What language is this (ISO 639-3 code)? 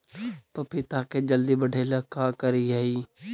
mag